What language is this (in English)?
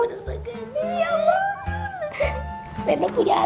Indonesian